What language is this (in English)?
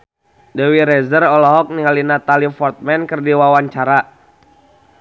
Sundanese